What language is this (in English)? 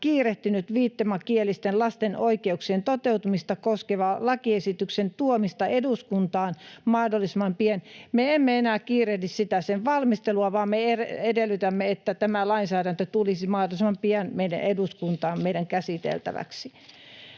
Finnish